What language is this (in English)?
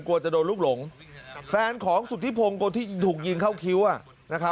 Thai